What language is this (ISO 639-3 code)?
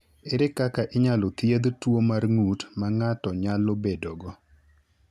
luo